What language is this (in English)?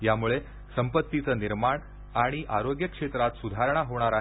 Marathi